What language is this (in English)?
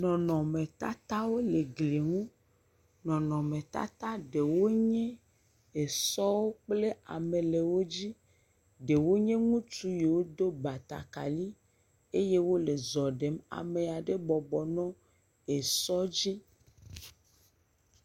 Ewe